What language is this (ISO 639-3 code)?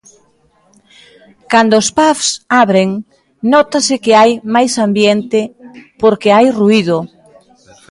glg